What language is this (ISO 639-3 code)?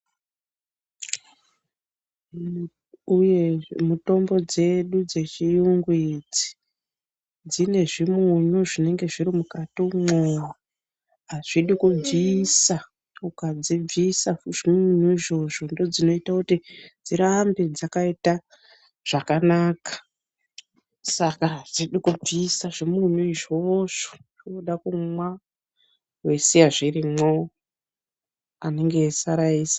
ndc